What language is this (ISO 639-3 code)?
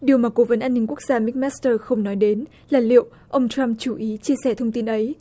vie